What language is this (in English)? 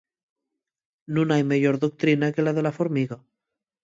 Asturian